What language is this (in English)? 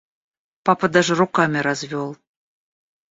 Russian